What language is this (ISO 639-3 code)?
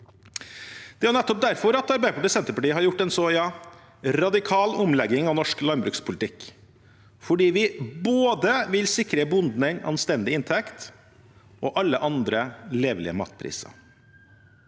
nor